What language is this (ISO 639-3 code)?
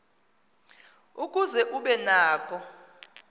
xho